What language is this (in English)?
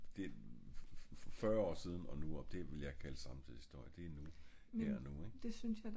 Danish